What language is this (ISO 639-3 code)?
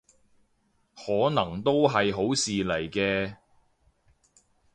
yue